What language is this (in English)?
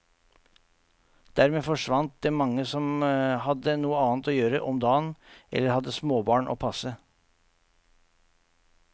Norwegian